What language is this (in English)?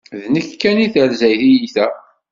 Kabyle